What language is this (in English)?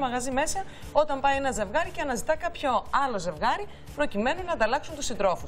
Greek